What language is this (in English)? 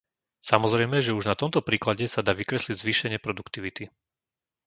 Slovak